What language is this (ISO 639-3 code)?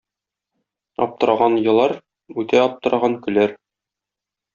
tat